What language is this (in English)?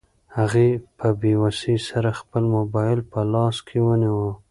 Pashto